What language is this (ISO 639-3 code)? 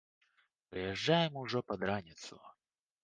bel